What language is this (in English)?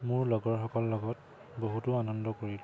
Assamese